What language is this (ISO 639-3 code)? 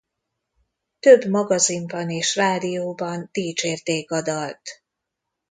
hun